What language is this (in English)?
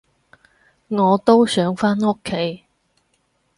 Cantonese